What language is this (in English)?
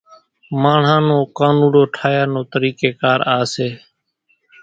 Kachi Koli